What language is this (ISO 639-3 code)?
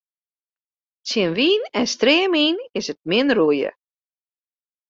fry